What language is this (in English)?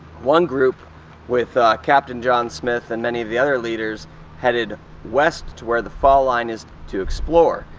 English